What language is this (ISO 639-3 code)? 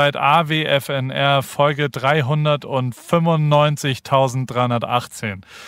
deu